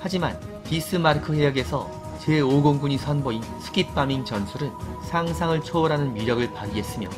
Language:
Korean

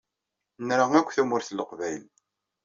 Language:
Kabyle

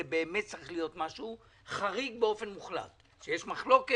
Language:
Hebrew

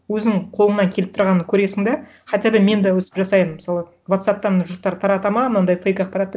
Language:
Kazakh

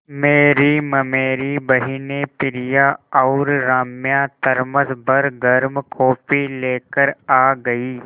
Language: Hindi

